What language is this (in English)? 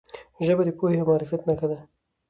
Pashto